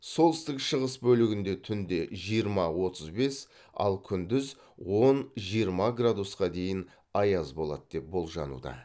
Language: Kazakh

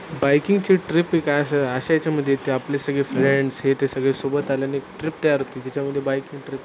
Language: Marathi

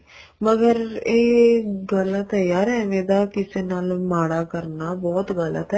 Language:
Punjabi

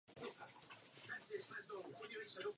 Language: Czech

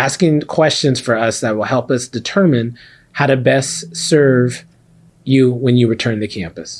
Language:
English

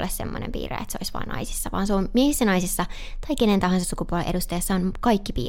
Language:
Finnish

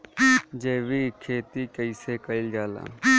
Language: Bhojpuri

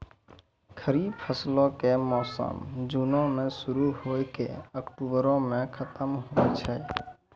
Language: Maithili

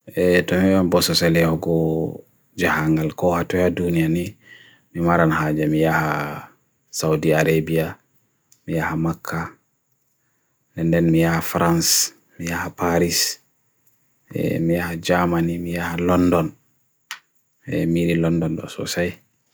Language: Bagirmi Fulfulde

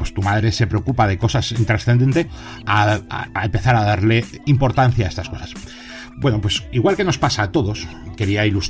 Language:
Spanish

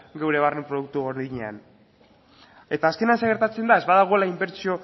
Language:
Basque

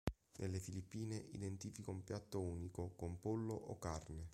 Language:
Italian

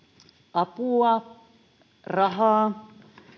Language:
Finnish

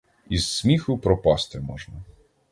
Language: Ukrainian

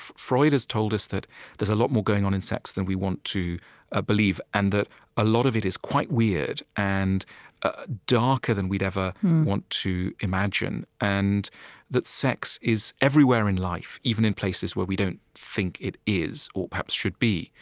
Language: English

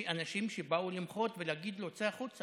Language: Hebrew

